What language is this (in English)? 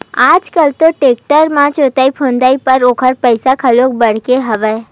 Chhattisgarhi